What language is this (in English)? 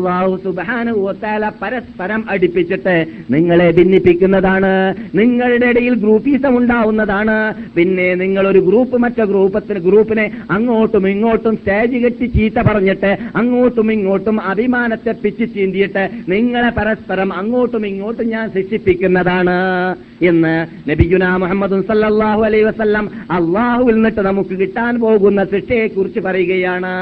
Malayalam